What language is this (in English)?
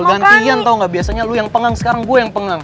Indonesian